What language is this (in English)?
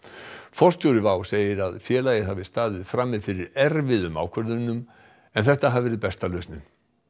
Icelandic